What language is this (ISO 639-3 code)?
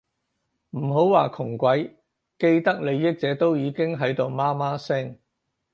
yue